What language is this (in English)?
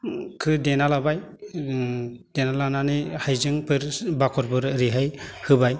Bodo